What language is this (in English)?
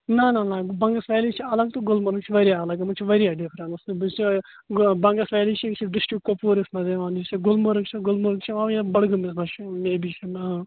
Kashmiri